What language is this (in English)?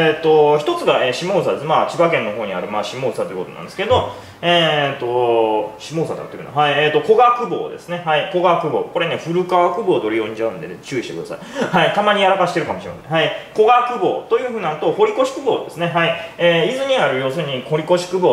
Japanese